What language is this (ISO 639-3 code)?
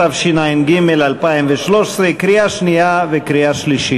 heb